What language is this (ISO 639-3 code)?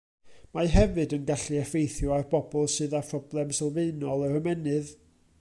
cym